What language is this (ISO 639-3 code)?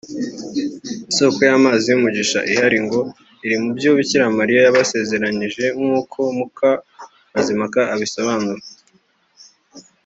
kin